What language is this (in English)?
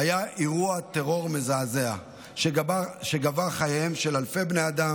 Hebrew